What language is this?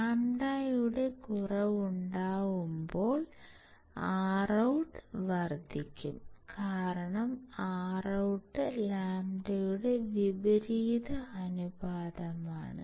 Malayalam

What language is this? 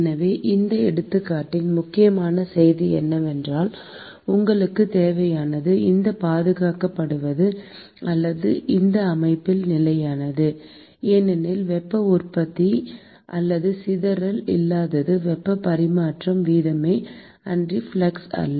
Tamil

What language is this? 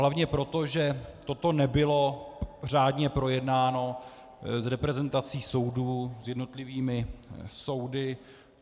Czech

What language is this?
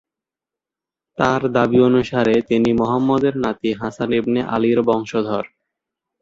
Bangla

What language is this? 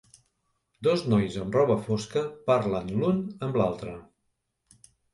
Catalan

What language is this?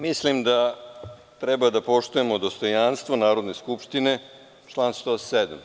Serbian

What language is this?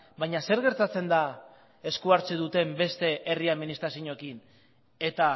Basque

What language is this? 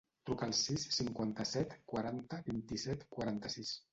Catalan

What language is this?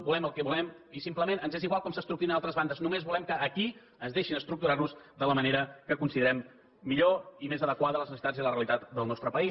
Catalan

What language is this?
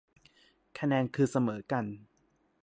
Thai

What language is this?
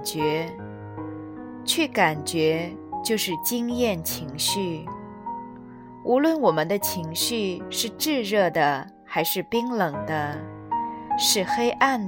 Chinese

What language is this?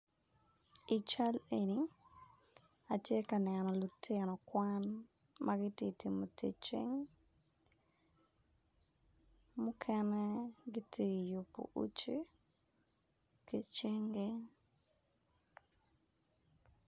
Acoli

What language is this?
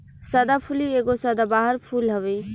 Bhojpuri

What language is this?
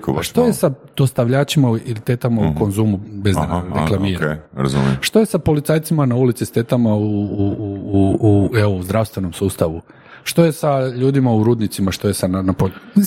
Croatian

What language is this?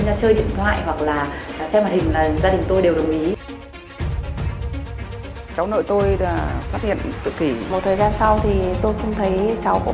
Vietnamese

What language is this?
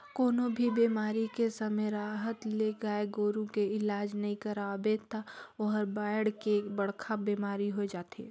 Chhattisgarhi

